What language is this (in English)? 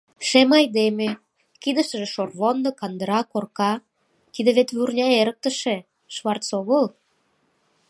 Mari